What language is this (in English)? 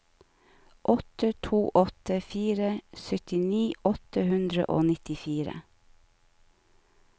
Norwegian